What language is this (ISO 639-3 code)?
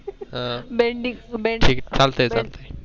mar